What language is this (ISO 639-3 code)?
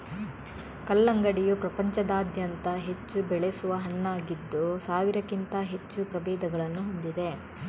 kan